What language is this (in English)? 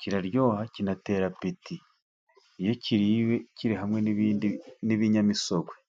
Kinyarwanda